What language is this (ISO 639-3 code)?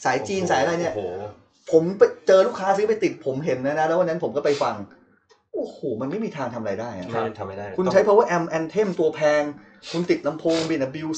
tha